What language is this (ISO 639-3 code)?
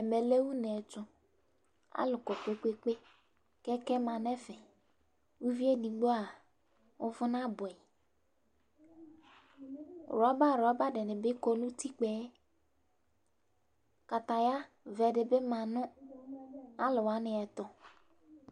kpo